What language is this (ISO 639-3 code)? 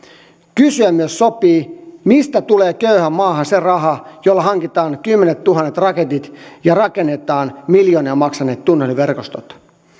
fin